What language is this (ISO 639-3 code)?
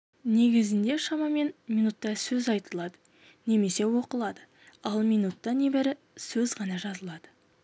kaz